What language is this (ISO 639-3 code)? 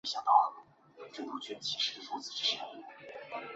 zho